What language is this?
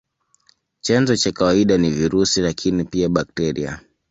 Swahili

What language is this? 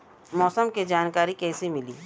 Bhojpuri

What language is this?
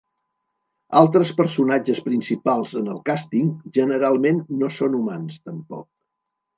Catalan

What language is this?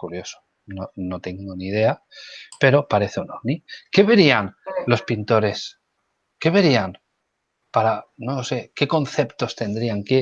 Spanish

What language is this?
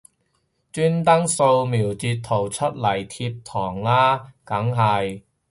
Cantonese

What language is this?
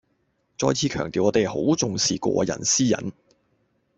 Cantonese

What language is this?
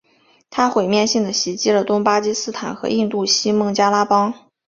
Chinese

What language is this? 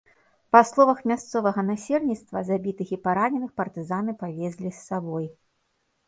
Belarusian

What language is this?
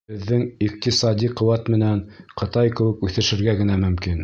Bashkir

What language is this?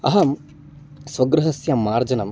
Sanskrit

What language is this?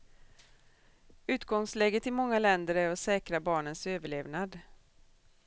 Swedish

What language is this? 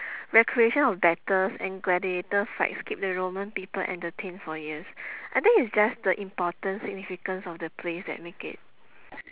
English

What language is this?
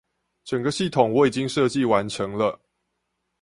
Chinese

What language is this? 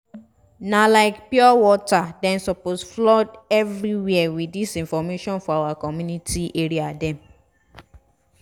Nigerian Pidgin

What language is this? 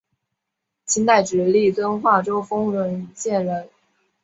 Chinese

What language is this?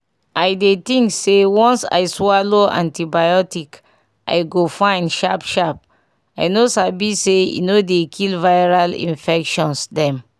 Nigerian Pidgin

